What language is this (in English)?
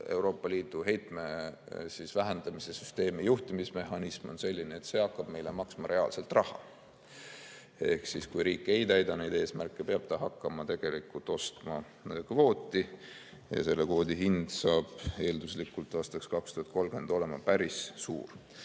Estonian